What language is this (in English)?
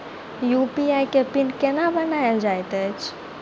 Maithili